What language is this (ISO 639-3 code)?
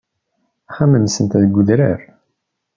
kab